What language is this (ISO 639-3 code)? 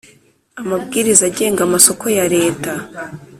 kin